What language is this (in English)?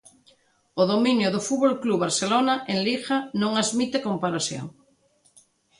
Galician